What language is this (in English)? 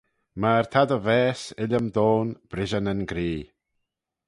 Manx